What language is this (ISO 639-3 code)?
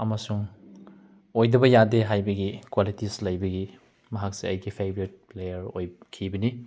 mni